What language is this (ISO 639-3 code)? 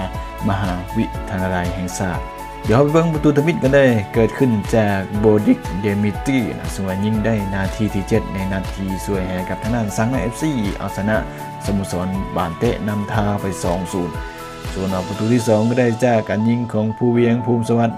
tha